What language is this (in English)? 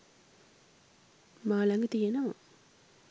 Sinhala